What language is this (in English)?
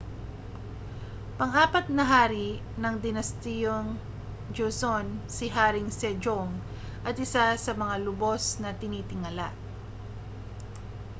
Filipino